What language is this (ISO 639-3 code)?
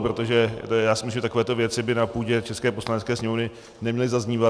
ces